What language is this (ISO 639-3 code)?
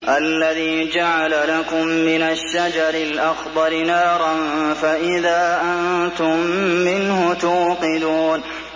ara